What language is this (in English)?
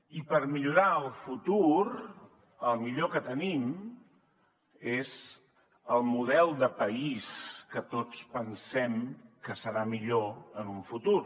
Catalan